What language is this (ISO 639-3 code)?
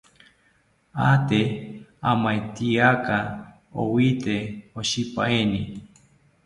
cpy